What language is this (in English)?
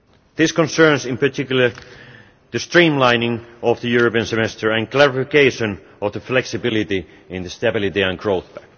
English